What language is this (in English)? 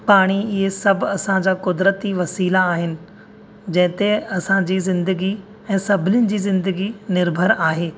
Sindhi